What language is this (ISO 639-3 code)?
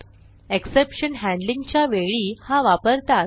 mar